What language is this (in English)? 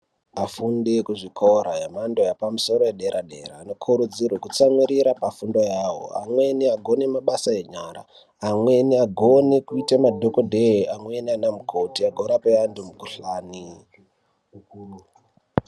Ndau